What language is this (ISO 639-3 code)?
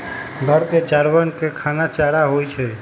mag